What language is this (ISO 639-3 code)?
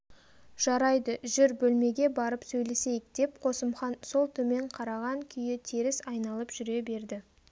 kaz